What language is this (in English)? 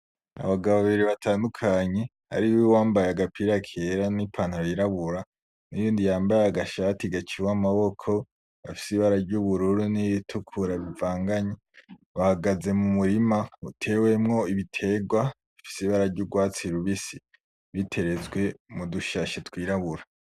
Rundi